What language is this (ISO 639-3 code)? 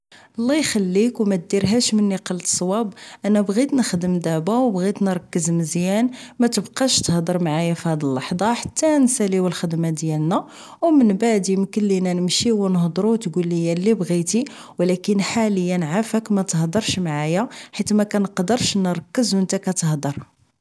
ary